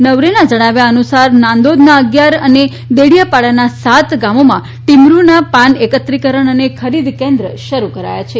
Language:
Gujarati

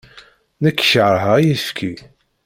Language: Kabyle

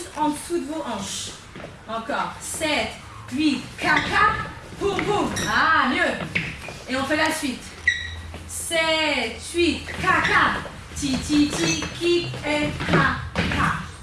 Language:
French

